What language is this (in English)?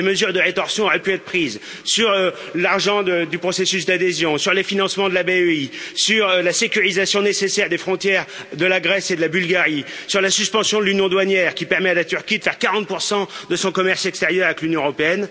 French